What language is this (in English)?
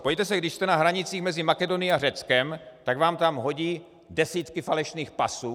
Czech